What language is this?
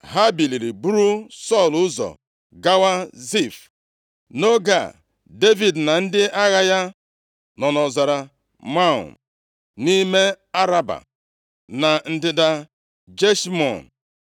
Igbo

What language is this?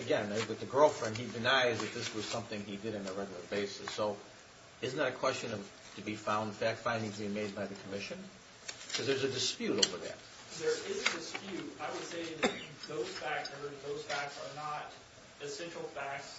English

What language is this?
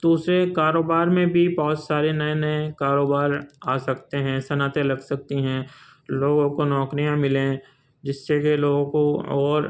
Urdu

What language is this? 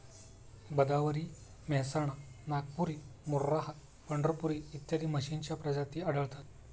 Marathi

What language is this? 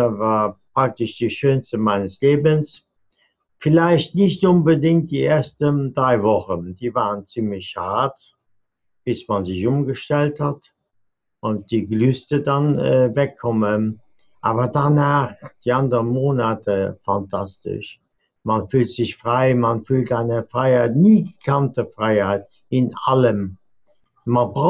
German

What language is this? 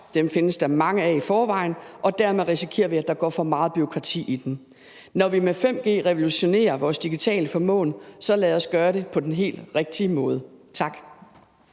Danish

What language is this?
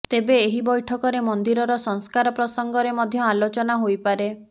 Odia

